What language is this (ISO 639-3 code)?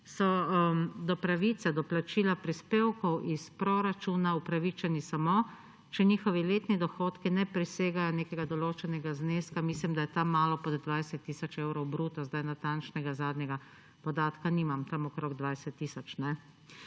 slv